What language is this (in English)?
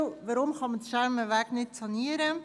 Swiss German